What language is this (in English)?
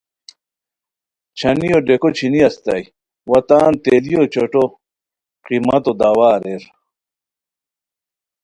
Khowar